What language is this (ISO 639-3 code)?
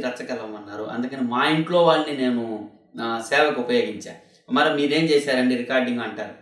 tel